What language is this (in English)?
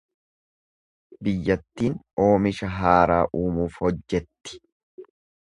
Oromo